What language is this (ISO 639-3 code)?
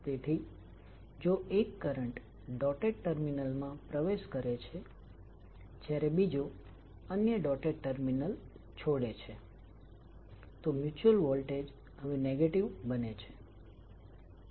guj